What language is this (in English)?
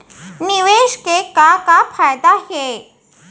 Chhattisgarhi